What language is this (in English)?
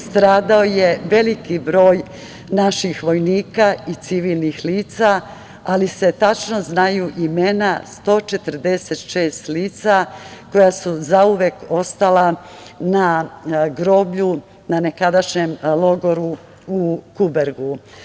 Serbian